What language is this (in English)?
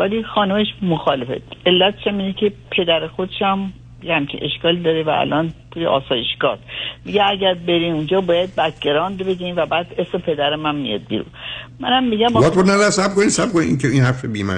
Persian